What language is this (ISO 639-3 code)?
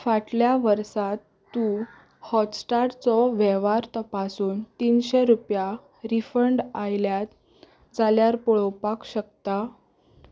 kok